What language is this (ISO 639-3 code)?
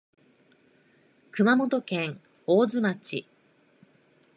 jpn